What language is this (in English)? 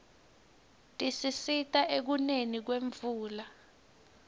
Swati